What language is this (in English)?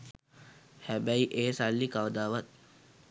Sinhala